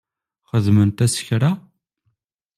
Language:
Kabyle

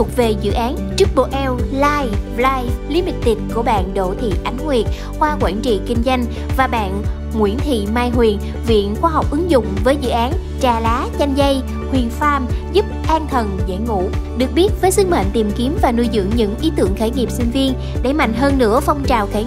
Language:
Vietnamese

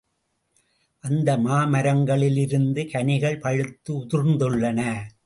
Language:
Tamil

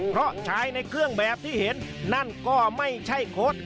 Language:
Thai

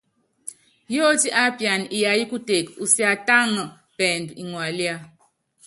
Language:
Yangben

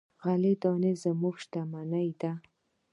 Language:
Pashto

